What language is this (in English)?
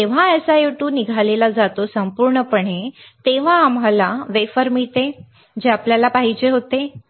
Marathi